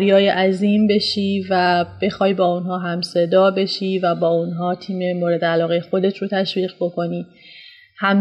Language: Persian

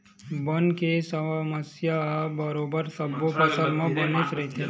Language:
Chhattisgarhi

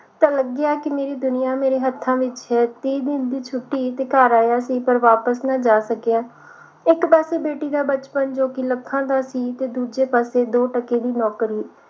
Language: Punjabi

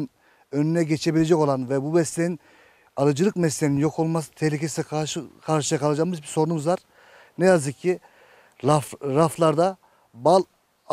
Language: Turkish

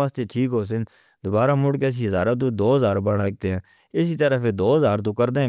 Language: Northern Hindko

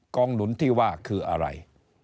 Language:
Thai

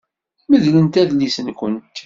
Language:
Kabyle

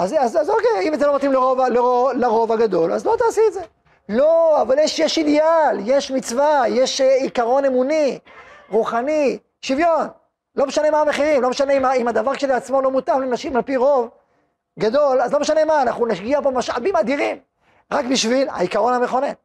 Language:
Hebrew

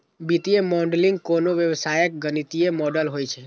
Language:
Maithili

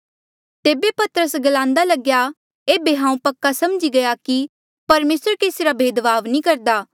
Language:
Mandeali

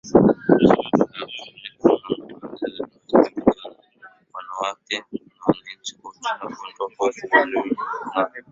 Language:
Swahili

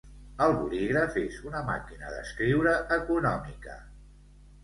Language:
Catalan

